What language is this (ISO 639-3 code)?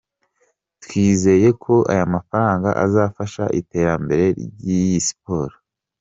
kin